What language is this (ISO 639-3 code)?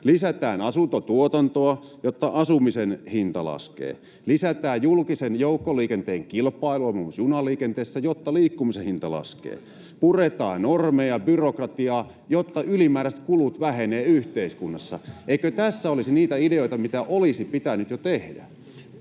fin